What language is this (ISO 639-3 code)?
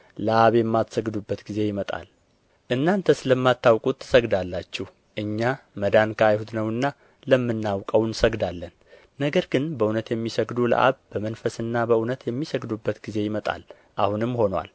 amh